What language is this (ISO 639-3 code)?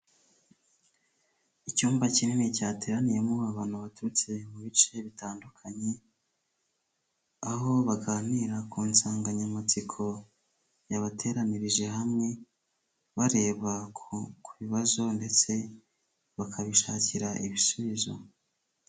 kin